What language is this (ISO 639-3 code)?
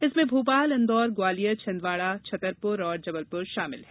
hin